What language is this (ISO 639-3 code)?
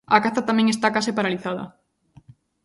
glg